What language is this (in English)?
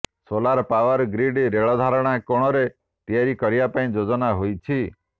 Odia